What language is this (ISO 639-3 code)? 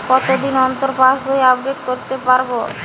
ben